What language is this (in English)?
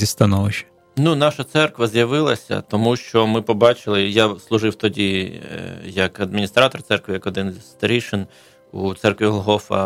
Ukrainian